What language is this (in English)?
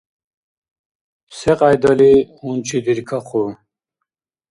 Dargwa